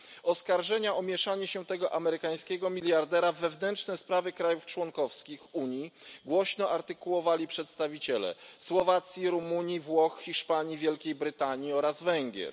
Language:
Polish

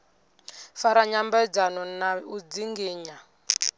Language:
Venda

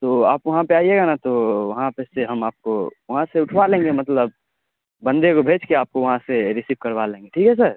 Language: Urdu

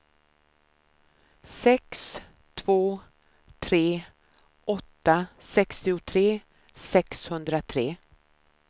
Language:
Swedish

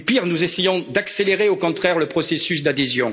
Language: French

